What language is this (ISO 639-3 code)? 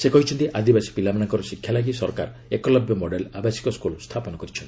ori